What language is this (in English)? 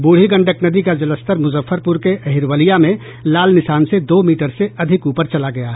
Hindi